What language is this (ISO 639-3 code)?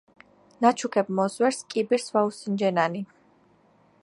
kat